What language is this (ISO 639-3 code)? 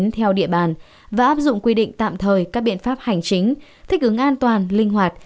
vie